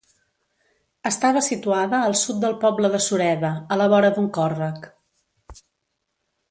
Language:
Catalan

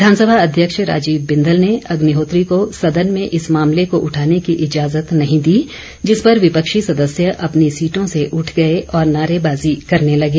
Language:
Hindi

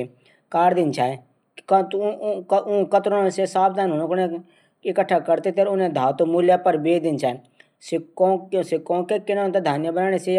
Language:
Garhwali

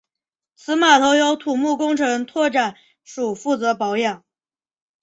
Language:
Chinese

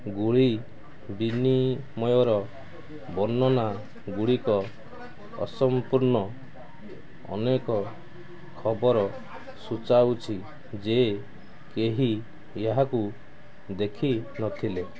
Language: Odia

